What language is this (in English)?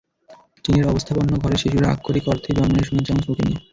Bangla